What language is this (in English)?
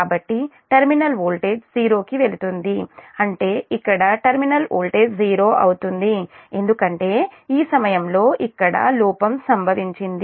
Telugu